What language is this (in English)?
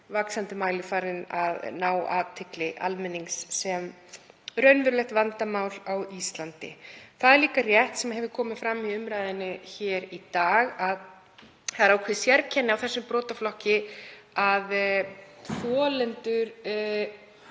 Icelandic